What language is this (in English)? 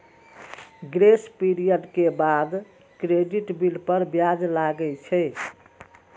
Maithili